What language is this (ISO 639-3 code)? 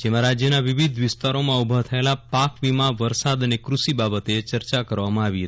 guj